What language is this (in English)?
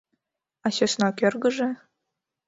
Mari